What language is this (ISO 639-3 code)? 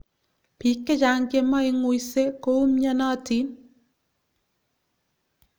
kln